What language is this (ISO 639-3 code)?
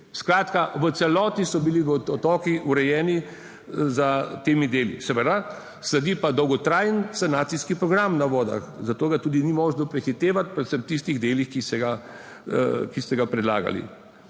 slv